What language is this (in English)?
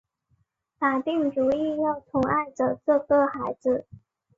Chinese